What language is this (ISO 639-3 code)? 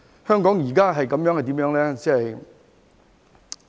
yue